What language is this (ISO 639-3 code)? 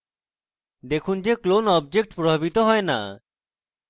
ben